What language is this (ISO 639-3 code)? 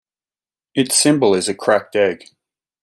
eng